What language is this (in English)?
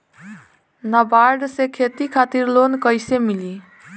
Bhojpuri